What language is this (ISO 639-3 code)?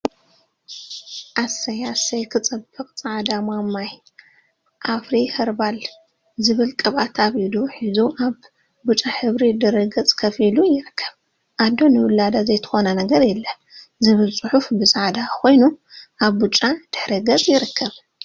tir